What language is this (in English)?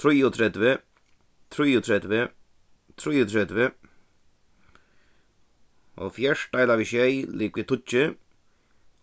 Faroese